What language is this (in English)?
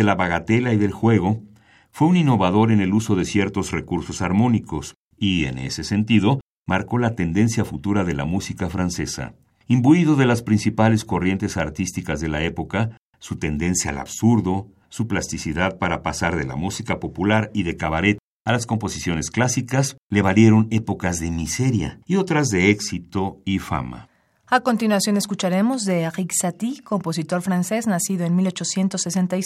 Spanish